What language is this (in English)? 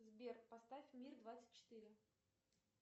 Russian